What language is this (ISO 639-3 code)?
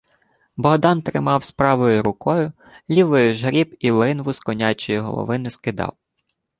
ukr